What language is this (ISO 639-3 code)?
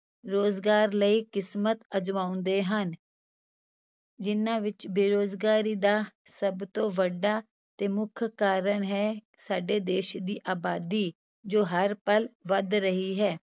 pan